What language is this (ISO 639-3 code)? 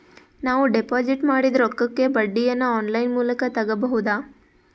kan